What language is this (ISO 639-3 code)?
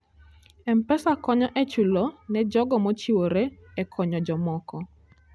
luo